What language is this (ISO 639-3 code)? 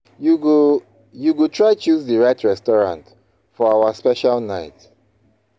pcm